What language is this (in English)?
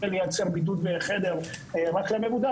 Hebrew